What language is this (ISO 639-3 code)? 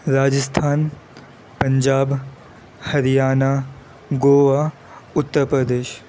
urd